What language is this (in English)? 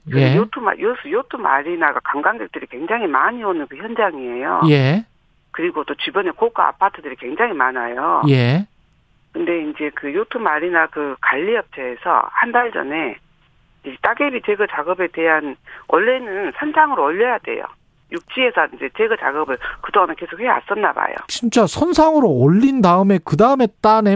Korean